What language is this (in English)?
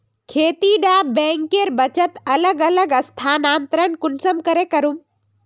Magahi